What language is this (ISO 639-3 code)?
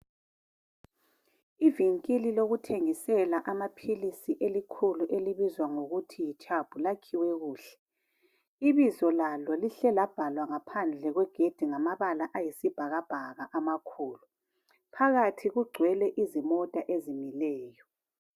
nde